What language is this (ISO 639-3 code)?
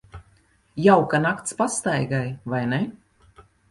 lav